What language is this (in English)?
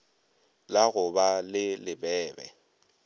Northern Sotho